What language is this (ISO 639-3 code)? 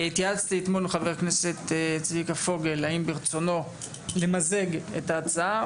heb